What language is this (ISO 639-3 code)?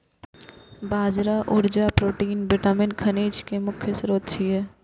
mai